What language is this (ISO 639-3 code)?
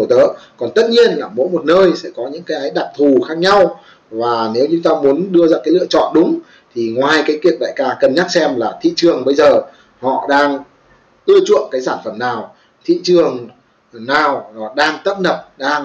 vie